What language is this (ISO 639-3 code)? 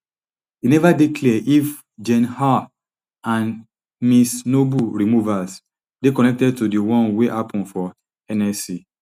pcm